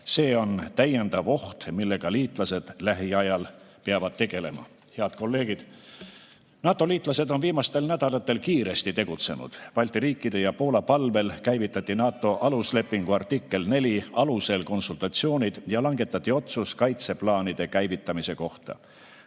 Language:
Estonian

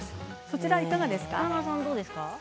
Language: Japanese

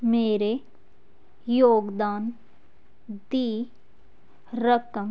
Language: Punjabi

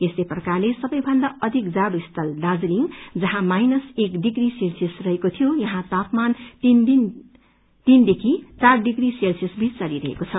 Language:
Nepali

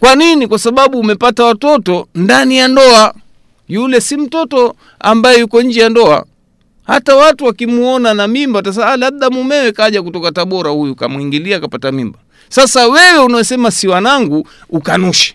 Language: Swahili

